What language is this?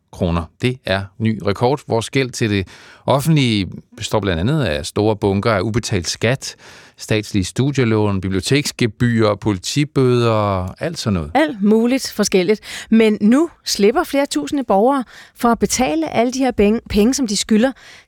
Danish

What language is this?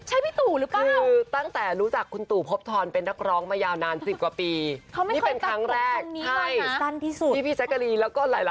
Thai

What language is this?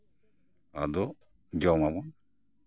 Santali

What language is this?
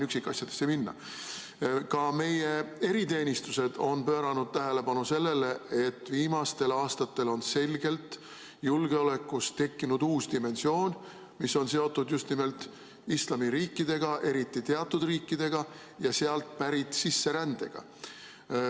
Estonian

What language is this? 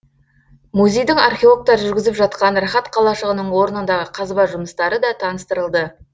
Kazakh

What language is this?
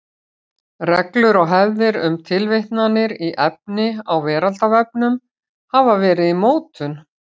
Icelandic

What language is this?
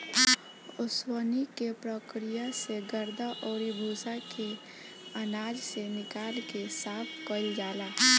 Bhojpuri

